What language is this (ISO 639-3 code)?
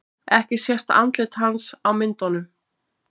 isl